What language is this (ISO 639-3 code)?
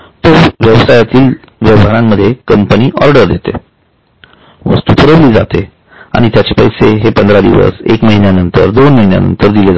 mar